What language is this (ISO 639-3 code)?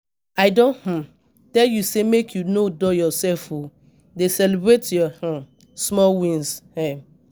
pcm